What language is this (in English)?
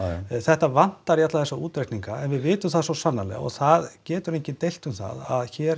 Icelandic